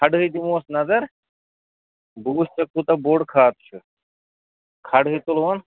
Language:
Kashmiri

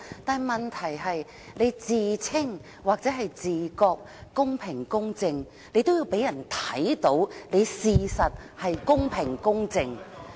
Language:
Cantonese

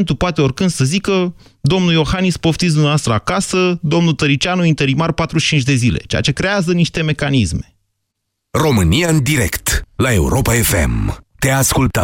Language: Romanian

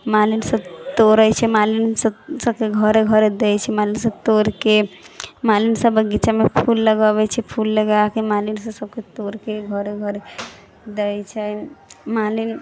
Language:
Maithili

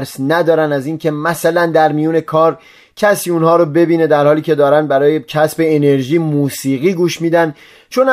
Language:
Persian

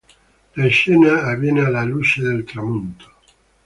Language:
Italian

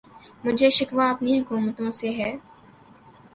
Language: Urdu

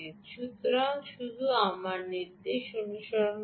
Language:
Bangla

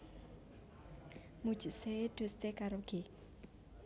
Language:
Javanese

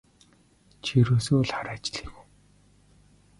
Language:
Mongolian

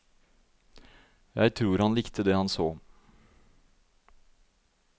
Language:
Norwegian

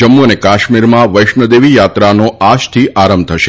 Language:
Gujarati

